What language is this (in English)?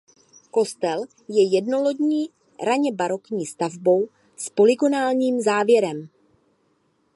Czech